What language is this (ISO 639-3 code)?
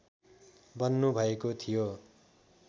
nep